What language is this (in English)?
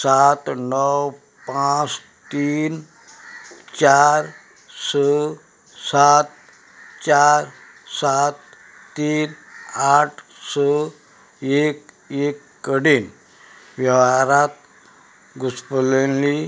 Konkani